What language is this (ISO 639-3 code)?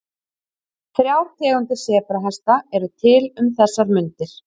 isl